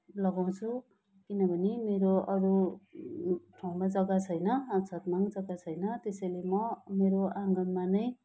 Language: Nepali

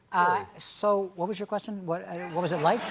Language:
English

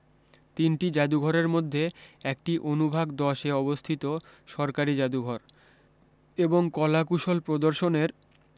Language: Bangla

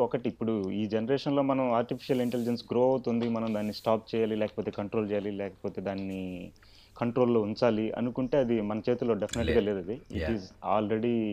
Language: Telugu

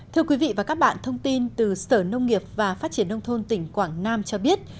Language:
Vietnamese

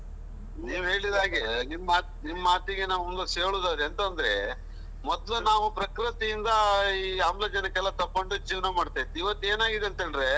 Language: Kannada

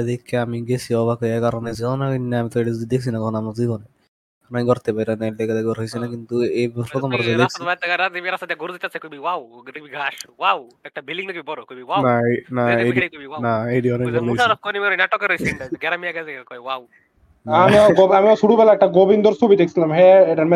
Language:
Bangla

